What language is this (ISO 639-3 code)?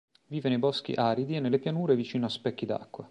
ita